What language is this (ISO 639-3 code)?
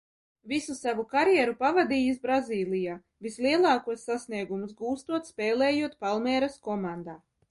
lav